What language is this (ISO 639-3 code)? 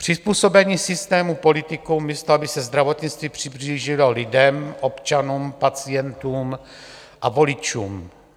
ces